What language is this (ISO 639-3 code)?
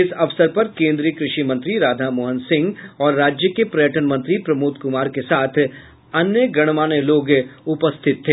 hin